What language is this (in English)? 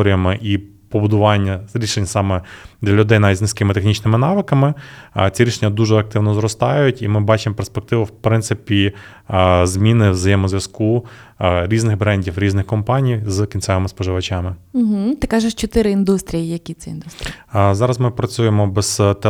Ukrainian